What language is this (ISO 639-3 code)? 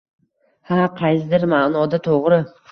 uzb